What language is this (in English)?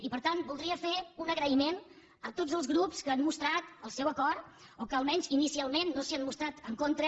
Catalan